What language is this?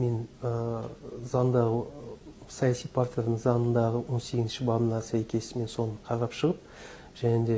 Kazakh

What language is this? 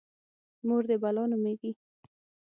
Pashto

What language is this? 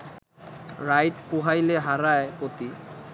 Bangla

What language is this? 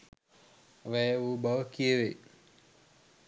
Sinhala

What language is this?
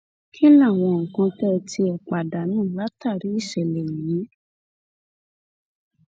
Yoruba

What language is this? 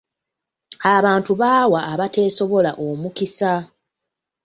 Ganda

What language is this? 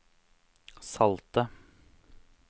Norwegian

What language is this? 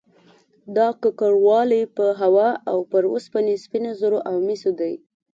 Pashto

